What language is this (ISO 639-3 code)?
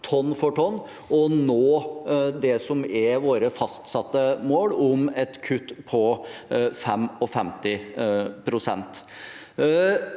nor